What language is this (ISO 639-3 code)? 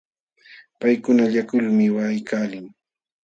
qxw